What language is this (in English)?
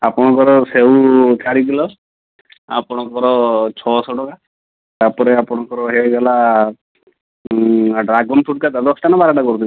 Odia